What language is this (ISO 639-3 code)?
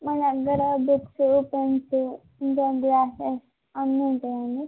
tel